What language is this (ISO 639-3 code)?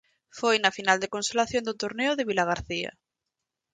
glg